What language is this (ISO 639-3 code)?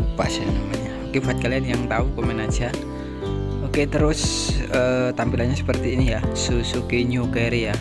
ind